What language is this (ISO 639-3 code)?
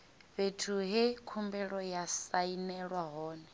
ven